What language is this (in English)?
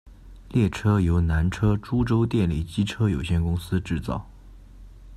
Chinese